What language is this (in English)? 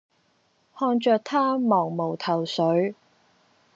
Cantonese